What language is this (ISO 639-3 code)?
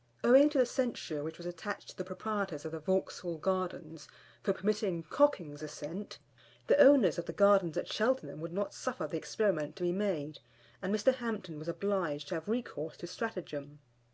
eng